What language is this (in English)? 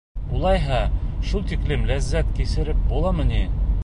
Bashkir